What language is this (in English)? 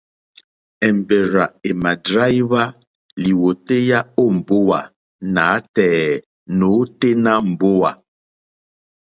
Mokpwe